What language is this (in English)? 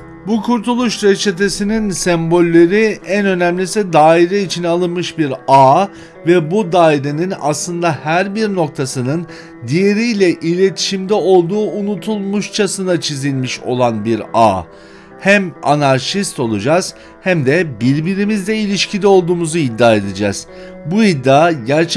Turkish